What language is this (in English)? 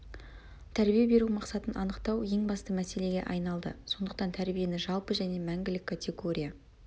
Kazakh